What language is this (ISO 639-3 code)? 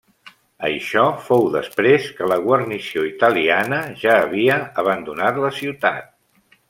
cat